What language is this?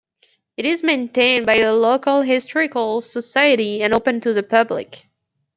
English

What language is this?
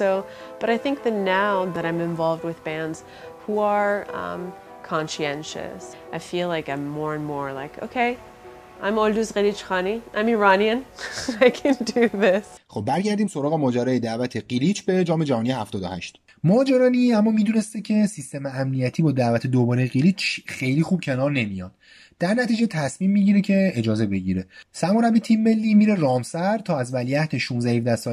Persian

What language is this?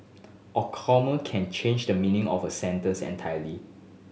English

